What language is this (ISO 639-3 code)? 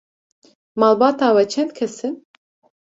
kur